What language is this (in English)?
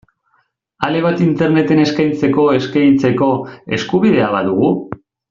Basque